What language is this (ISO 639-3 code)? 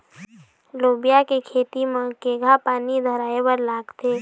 hne